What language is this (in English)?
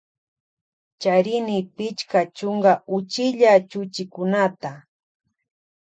Loja Highland Quichua